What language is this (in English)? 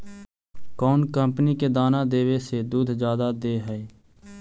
Magahi